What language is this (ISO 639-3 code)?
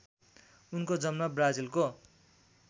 nep